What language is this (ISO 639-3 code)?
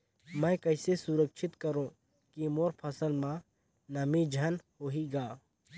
hne